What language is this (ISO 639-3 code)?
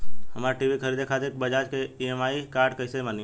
bho